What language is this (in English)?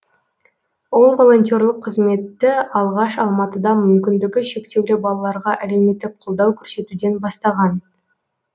Kazakh